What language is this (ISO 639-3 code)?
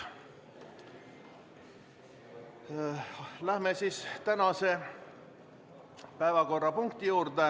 est